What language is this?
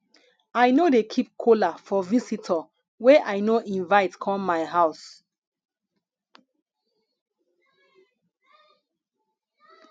Nigerian Pidgin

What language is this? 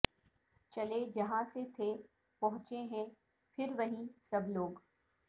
Urdu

